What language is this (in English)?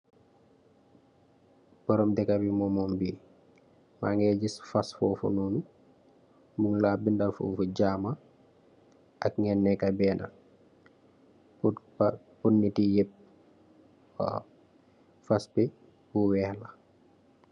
Wolof